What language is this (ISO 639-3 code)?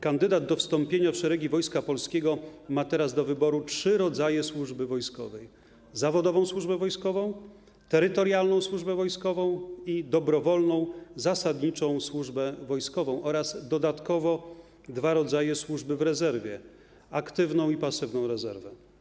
pol